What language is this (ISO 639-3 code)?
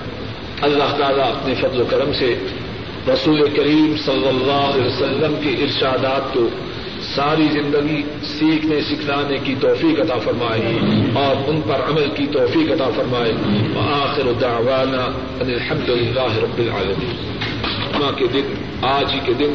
urd